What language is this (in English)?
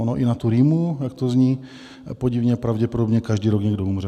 Czech